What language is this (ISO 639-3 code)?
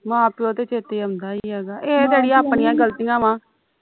pan